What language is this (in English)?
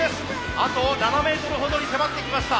Japanese